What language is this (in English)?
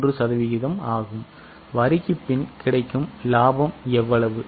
Tamil